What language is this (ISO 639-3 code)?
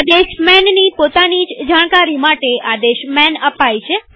guj